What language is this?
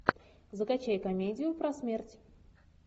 Russian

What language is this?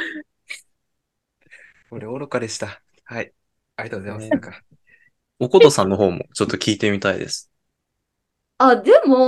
Japanese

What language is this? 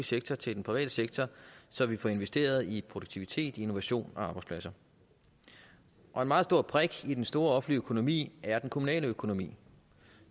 Danish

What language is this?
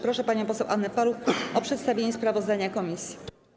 Polish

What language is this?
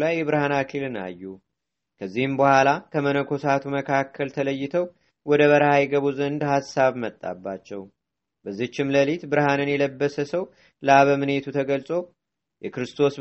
Amharic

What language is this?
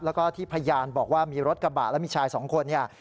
Thai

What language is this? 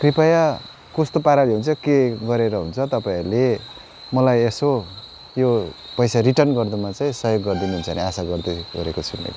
Nepali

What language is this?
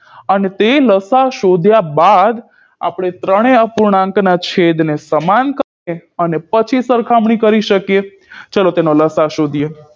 Gujarati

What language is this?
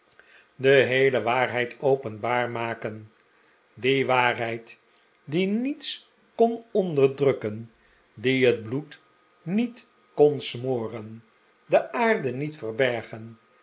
Dutch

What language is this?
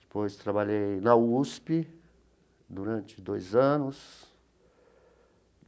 Portuguese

